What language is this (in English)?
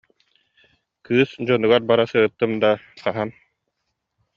Yakut